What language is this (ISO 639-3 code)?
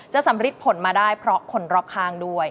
tha